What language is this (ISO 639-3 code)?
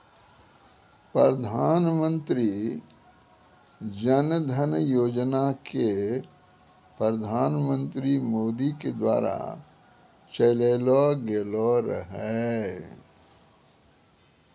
mai